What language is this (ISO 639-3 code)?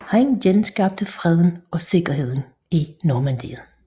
dan